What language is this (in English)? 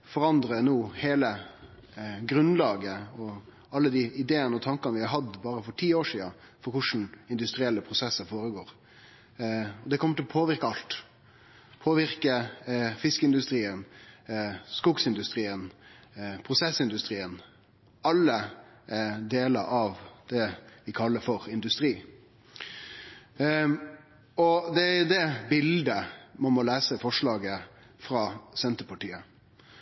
Norwegian Nynorsk